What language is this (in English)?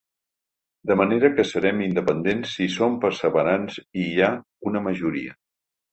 Catalan